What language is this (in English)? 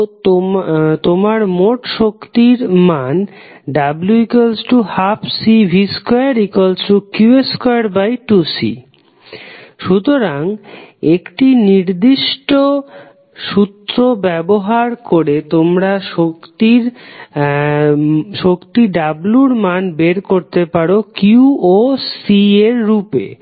Bangla